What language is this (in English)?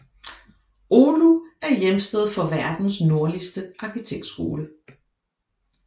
Danish